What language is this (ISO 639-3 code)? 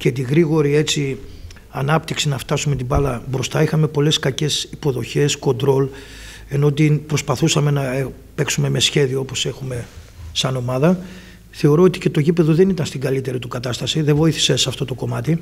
ell